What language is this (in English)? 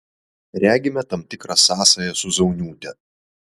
Lithuanian